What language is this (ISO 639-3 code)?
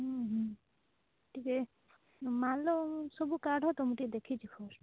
ori